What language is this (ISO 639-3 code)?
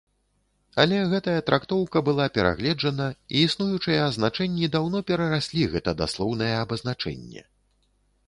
bel